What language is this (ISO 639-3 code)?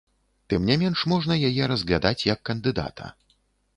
bel